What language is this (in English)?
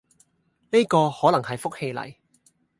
Cantonese